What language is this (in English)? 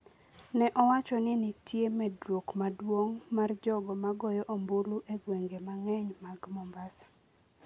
Luo (Kenya and Tanzania)